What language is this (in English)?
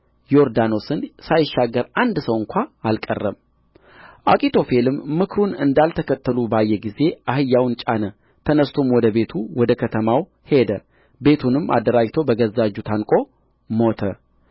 Amharic